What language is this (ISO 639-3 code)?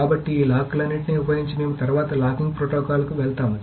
tel